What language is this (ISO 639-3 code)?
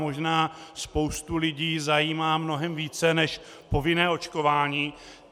ces